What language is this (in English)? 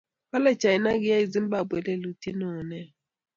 Kalenjin